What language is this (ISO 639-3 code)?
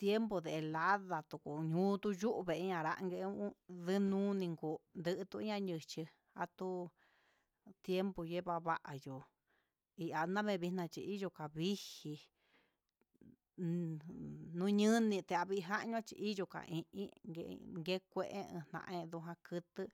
mxs